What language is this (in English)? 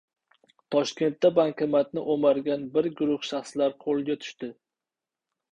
Uzbek